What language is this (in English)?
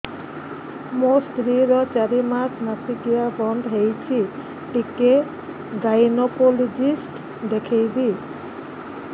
Odia